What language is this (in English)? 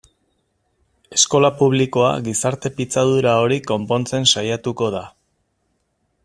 Basque